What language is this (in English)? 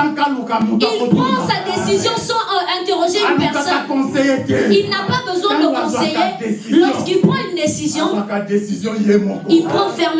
French